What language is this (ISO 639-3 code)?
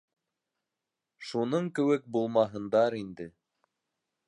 bak